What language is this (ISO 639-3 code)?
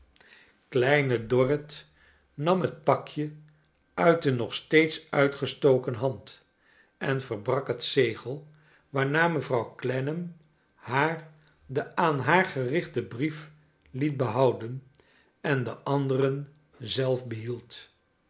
nld